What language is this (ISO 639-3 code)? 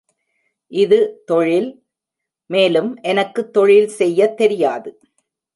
tam